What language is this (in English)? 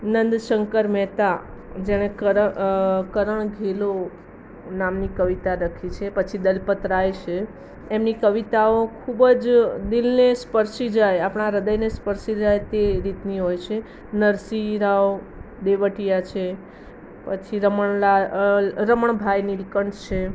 Gujarati